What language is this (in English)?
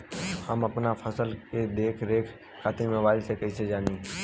Bhojpuri